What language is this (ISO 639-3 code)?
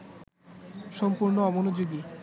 ben